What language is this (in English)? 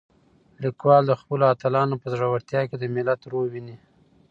Pashto